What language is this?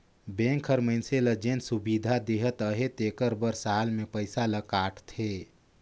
Chhattisgarhi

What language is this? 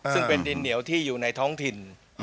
Thai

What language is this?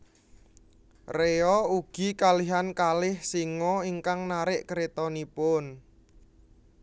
Javanese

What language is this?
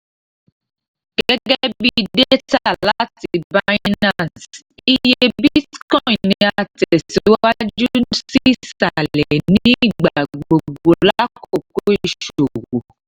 Yoruba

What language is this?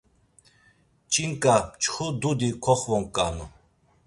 Laz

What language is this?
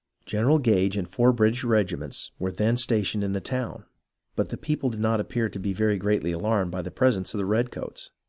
English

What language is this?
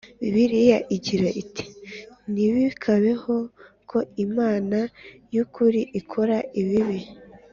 Kinyarwanda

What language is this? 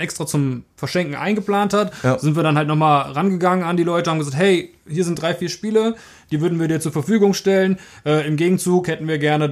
German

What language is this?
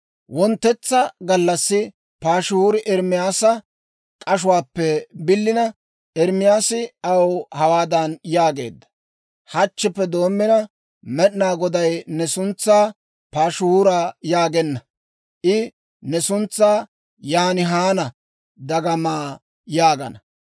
Dawro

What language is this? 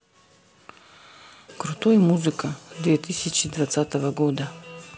Russian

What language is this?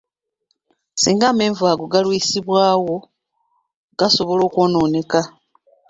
Ganda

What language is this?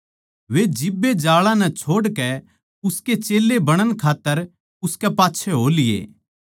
Haryanvi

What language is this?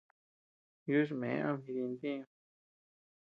Tepeuxila Cuicatec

